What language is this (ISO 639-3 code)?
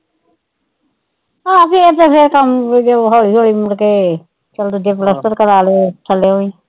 pan